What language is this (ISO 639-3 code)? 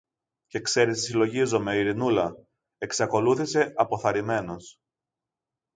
ell